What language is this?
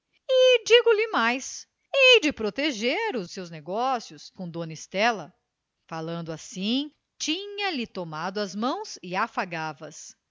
Portuguese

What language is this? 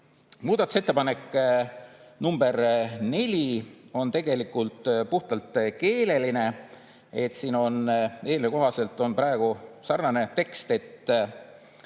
Estonian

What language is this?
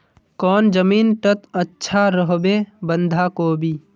Magahi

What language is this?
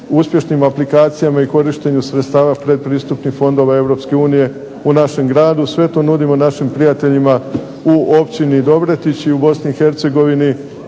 Croatian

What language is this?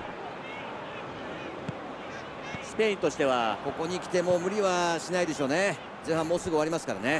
Japanese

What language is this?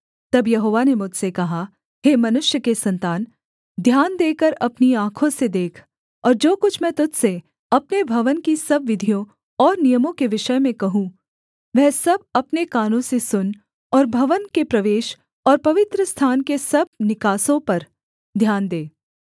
Hindi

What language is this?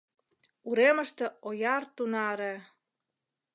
Mari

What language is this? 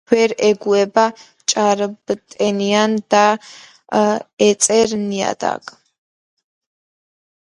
Georgian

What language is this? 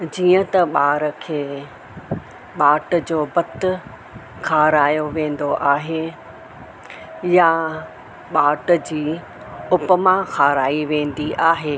Sindhi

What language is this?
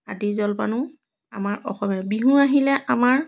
Assamese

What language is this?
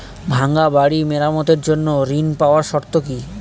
Bangla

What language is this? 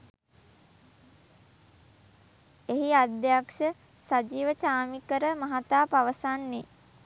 Sinhala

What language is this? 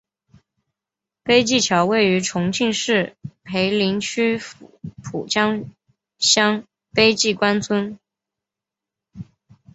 Chinese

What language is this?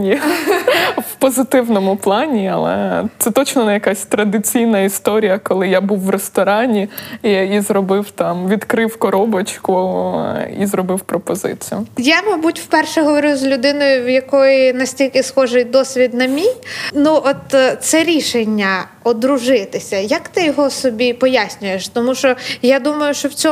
Ukrainian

